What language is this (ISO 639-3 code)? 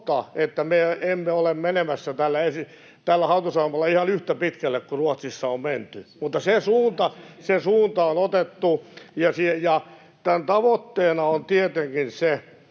fin